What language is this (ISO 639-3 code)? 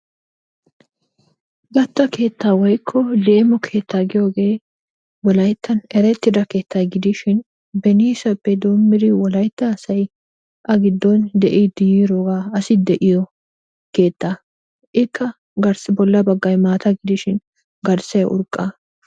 wal